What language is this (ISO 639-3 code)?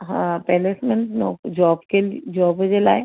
snd